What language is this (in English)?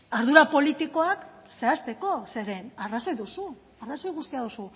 Basque